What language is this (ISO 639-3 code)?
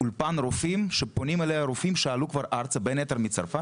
heb